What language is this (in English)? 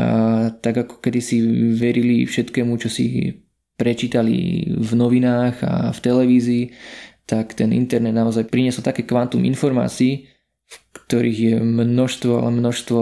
Slovak